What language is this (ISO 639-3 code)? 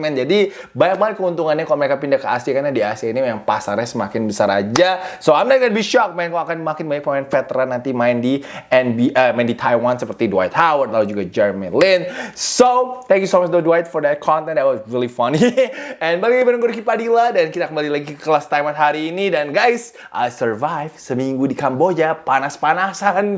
ind